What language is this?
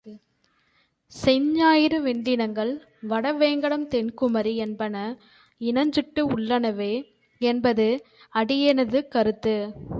Tamil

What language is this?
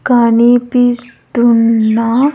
Telugu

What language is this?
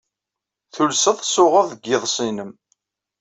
Kabyle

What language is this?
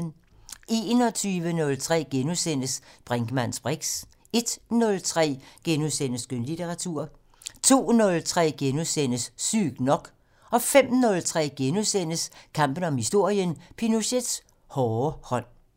Danish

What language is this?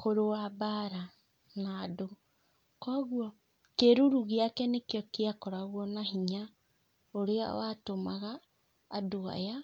Kikuyu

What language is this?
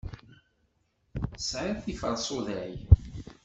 Kabyle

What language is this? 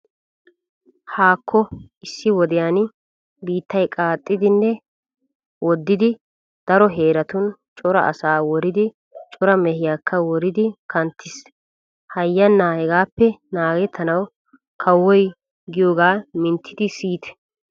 Wolaytta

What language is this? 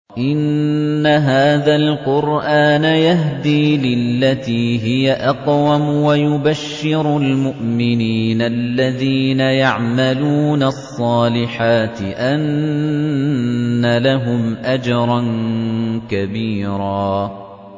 Arabic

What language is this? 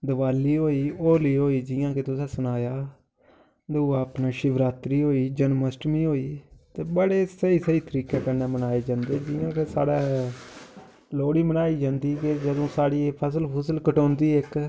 Dogri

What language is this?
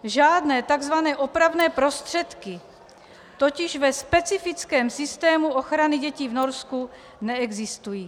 Czech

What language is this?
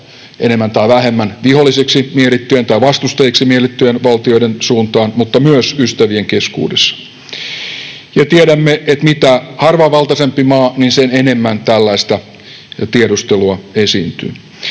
Finnish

